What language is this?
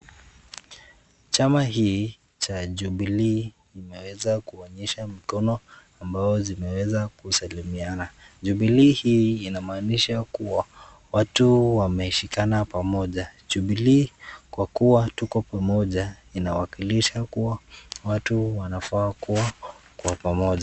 Swahili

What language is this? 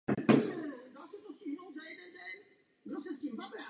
Czech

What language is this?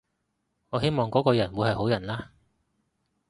Cantonese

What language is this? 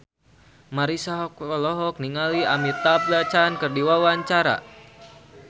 Sundanese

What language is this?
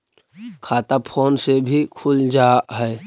Magahi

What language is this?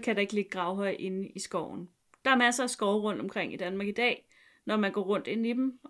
Danish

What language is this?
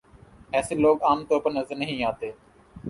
Urdu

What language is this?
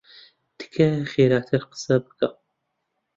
Central Kurdish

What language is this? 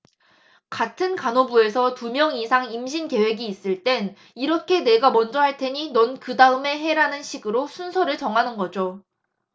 Korean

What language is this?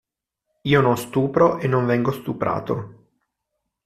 Italian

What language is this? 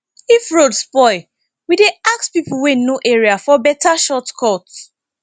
Nigerian Pidgin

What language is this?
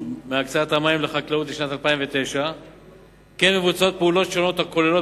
Hebrew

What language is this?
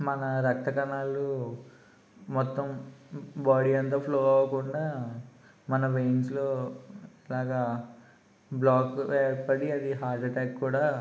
Telugu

